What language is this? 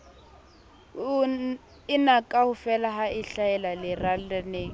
Southern Sotho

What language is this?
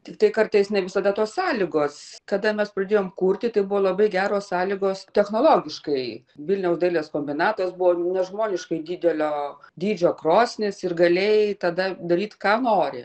Lithuanian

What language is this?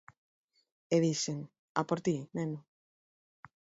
Galician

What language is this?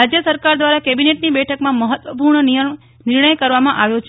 Gujarati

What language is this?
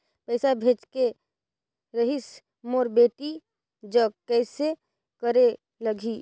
Chhattisgarhi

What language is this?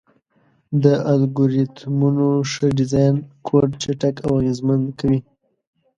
Pashto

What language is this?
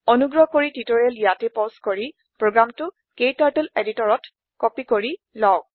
Assamese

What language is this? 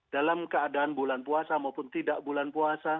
Indonesian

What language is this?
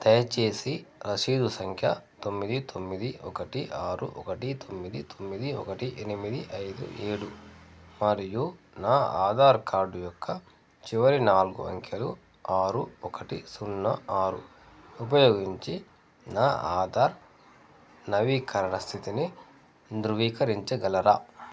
Telugu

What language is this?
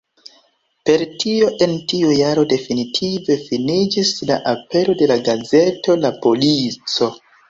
Esperanto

